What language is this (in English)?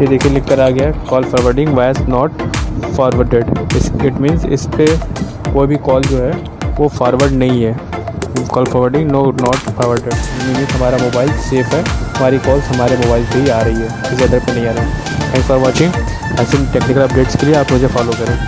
Hindi